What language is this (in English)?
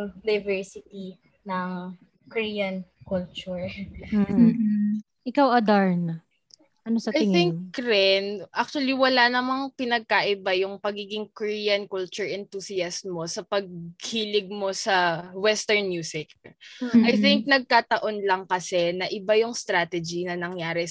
Filipino